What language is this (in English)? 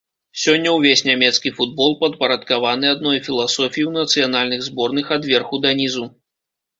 Belarusian